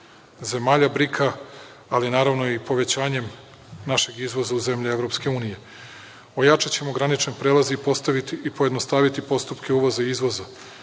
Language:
Serbian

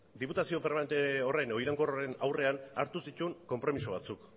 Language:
Basque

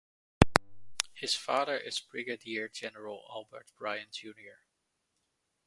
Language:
English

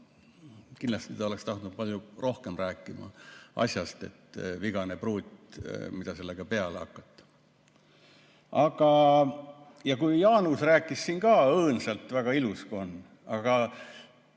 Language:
Estonian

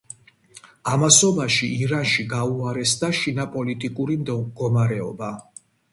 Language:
Georgian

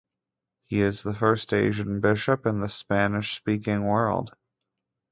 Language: English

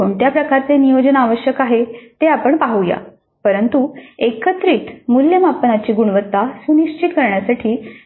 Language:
Marathi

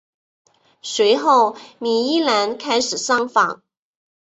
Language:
Chinese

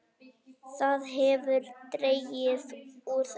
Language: Icelandic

